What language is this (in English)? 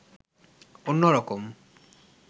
Bangla